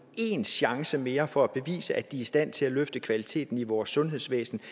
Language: Danish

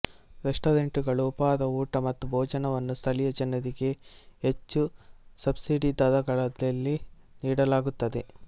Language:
Kannada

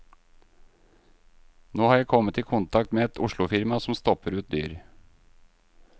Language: Norwegian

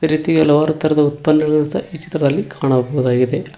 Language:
Kannada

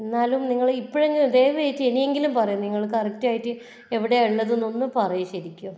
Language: Malayalam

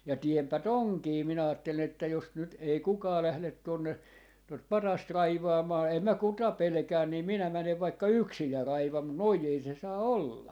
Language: Finnish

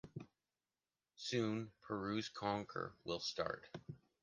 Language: English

